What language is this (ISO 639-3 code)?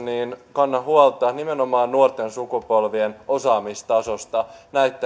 fin